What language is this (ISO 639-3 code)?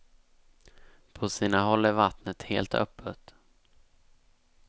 swe